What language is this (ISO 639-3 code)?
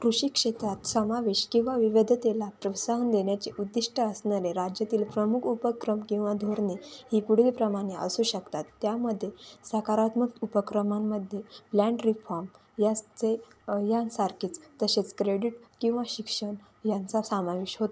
mar